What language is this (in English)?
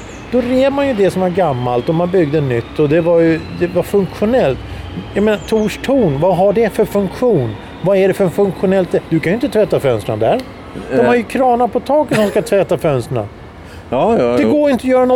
Swedish